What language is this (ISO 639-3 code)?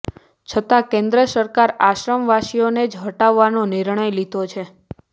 guj